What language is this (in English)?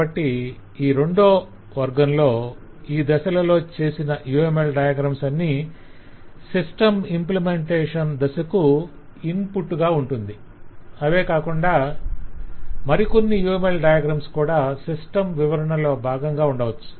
Telugu